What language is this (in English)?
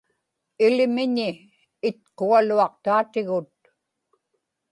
Inupiaq